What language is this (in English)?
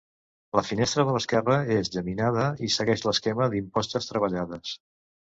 Catalan